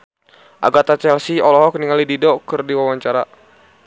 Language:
Sundanese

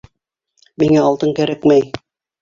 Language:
Bashkir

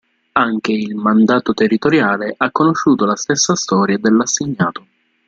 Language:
Italian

